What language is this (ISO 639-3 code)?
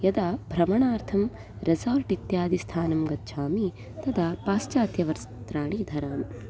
san